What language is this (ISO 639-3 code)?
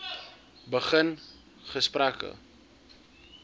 afr